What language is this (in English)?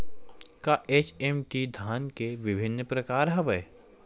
Chhattisgarhi